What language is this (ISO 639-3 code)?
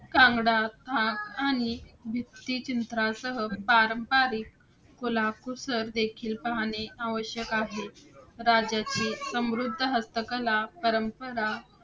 mar